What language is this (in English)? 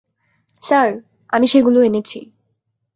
Bangla